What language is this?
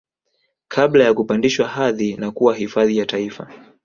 Swahili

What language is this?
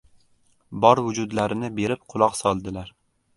Uzbek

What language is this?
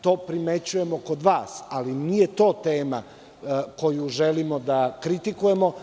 Serbian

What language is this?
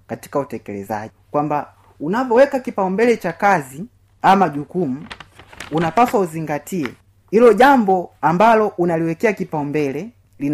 Swahili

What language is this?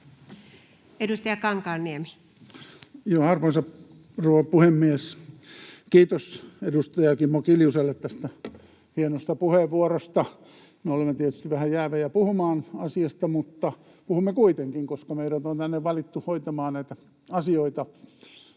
Finnish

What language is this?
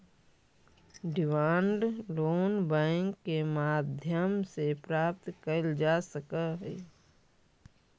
Magahi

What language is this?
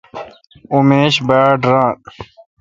Kalkoti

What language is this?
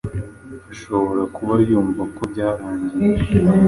Kinyarwanda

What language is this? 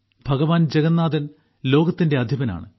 Malayalam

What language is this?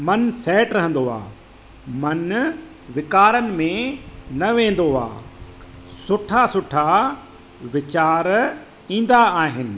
Sindhi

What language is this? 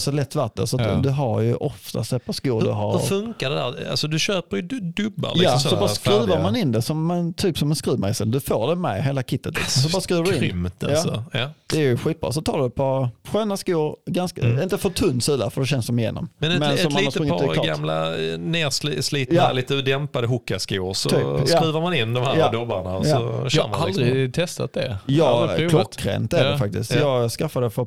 Swedish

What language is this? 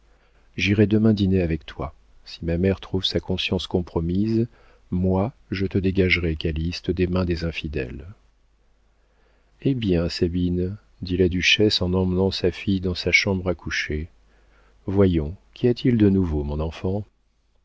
French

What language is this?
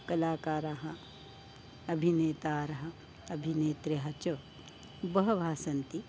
Sanskrit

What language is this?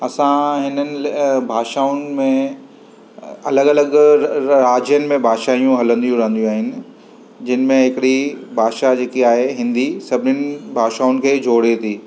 Sindhi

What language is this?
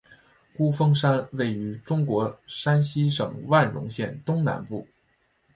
Chinese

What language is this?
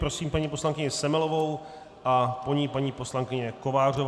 Czech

